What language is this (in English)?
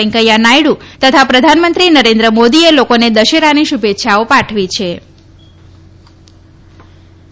Gujarati